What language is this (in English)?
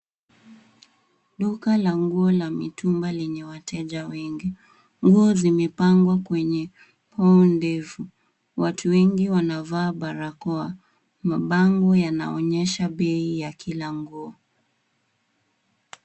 Swahili